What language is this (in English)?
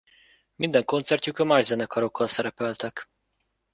Hungarian